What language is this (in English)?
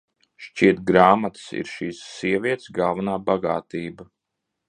Latvian